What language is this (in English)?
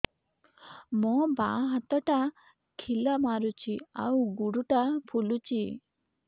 Odia